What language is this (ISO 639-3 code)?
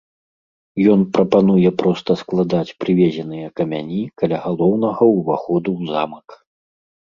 bel